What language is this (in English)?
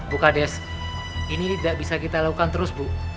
Indonesian